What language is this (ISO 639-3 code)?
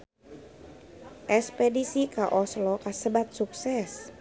sun